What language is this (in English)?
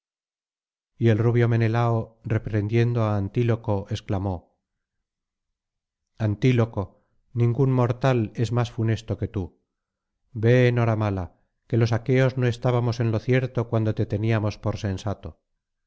Spanish